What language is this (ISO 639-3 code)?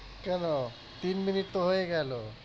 ben